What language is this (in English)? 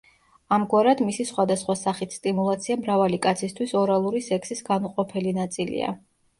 Georgian